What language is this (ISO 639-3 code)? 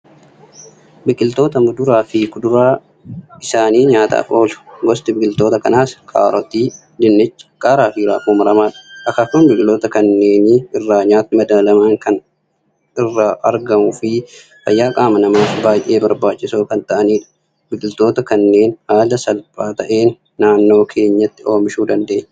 orm